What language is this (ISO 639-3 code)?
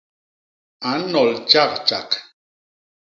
bas